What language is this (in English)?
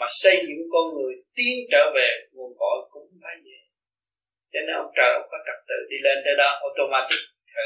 Vietnamese